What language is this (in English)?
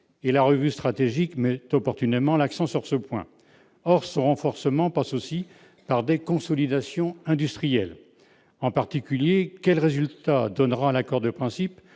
French